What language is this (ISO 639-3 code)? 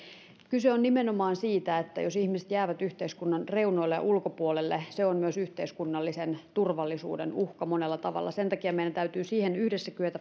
fin